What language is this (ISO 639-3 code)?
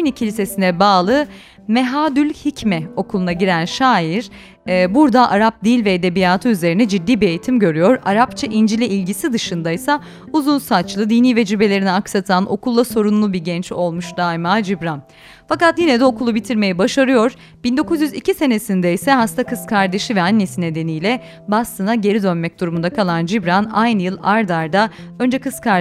tur